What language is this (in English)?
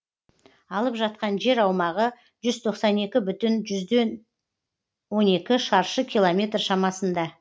Kazakh